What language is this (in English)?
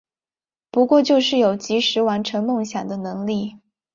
Chinese